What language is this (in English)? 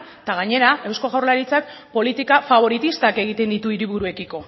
Basque